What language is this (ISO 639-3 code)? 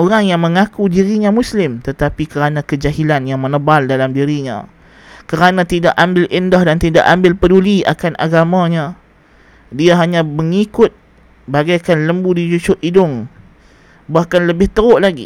msa